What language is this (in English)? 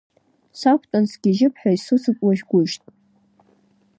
Abkhazian